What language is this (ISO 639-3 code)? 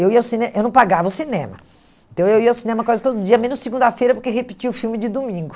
por